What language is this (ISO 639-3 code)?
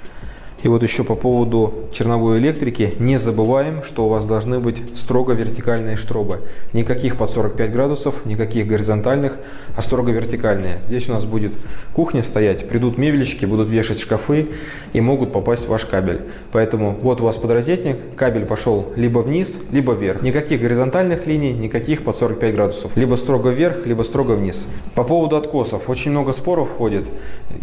rus